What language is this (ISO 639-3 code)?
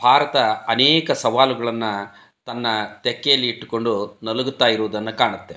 kan